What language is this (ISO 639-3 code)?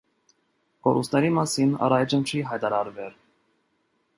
hye